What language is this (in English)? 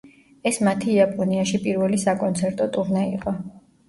Georgian